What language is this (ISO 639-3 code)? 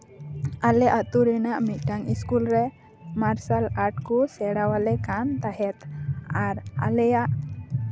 sat